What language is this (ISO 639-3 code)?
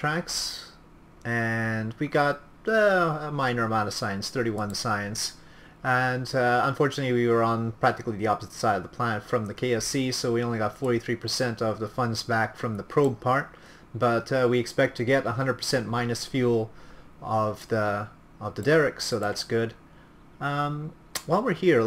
eng